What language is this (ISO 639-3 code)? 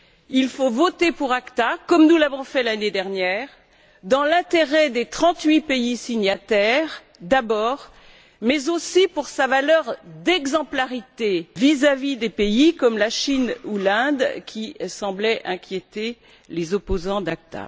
fra